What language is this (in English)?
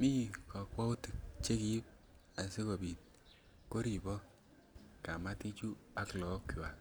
Kalenjin